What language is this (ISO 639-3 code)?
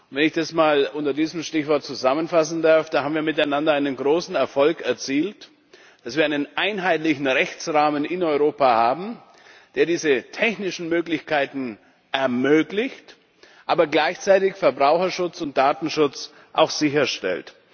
deu